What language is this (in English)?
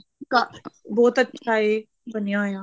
Punjabi